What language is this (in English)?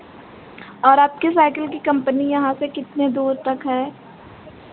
Hindi